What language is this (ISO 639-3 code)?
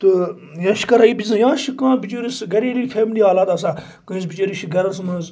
kas